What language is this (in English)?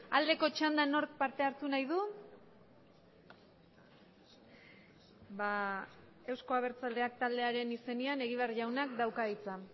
Basque